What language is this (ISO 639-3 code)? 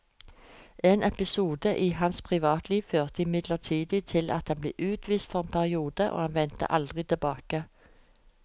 nor